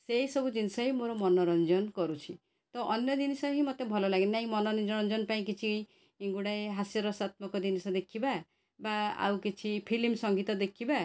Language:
Odia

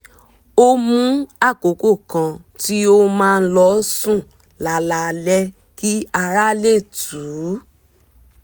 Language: Yoruba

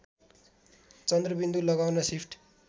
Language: Nepali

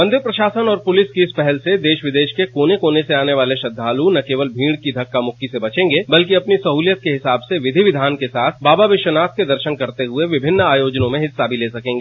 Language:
Hindi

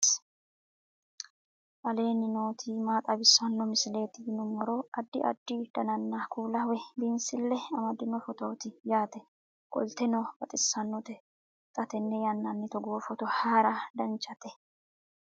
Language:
Sidamo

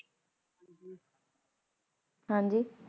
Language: Punjabi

